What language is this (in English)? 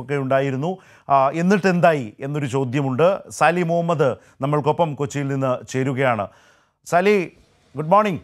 Malayalam